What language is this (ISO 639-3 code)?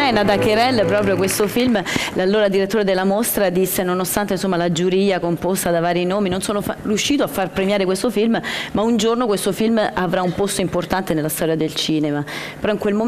ita